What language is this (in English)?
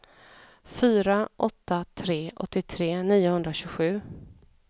Swedish